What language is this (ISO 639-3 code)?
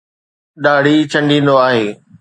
snd